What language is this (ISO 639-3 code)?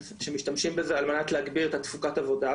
heb